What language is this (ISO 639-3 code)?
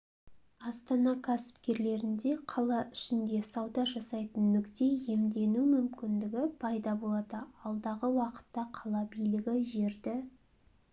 kaz